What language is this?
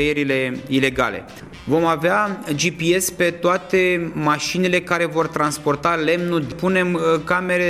Romanian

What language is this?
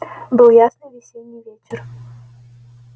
Russian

